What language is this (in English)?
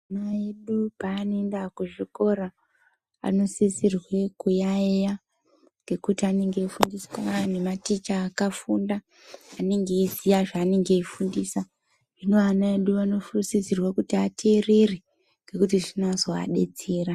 Ndau